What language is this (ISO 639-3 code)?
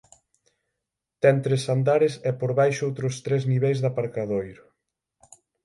glg